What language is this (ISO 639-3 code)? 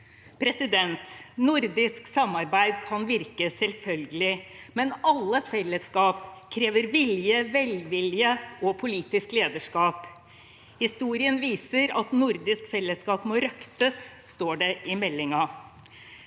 nor